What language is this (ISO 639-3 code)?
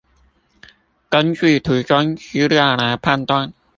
zho